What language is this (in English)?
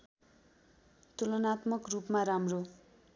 Nepali